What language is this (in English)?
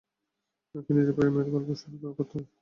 Bangla